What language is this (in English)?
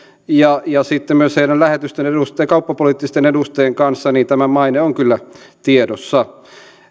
Finnish